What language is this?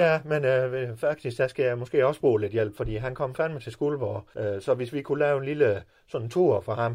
Danish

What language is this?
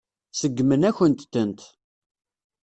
Kabyle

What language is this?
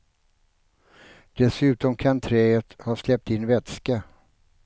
Swedish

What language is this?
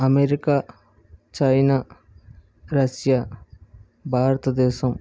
Telugu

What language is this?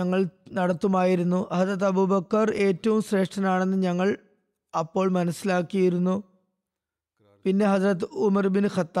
Malayalam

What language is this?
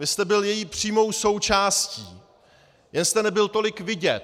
Czech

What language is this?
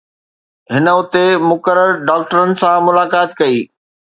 Sindhi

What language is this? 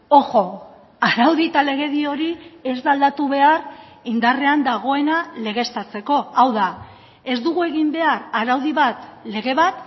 Basque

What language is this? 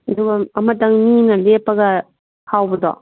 Manipuri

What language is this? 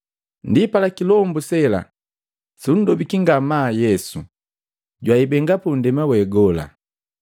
Matengo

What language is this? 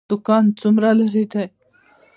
Pashto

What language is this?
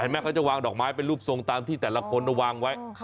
Thai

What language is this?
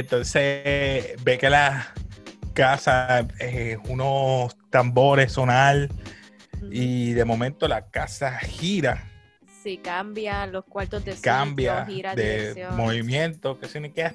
Spanish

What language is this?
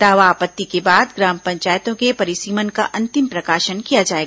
Hindi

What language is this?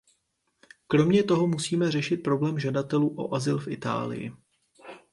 Czech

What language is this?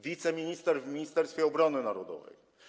Polish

